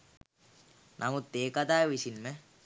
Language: Sinhala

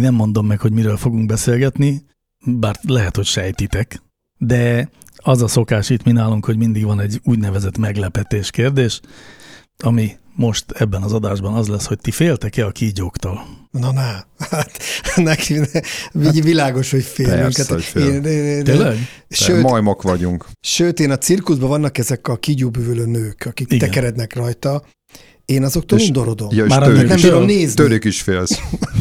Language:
Hungarian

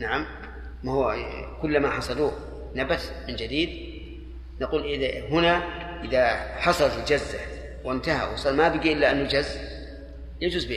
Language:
Arabic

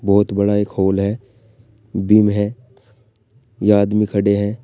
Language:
Hindi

